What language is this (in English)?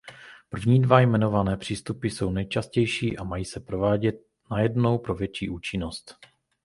Czech